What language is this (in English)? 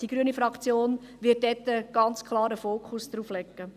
Swiss German